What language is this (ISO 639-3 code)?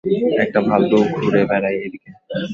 ben